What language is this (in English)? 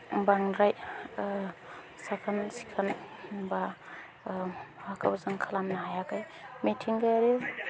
Bodo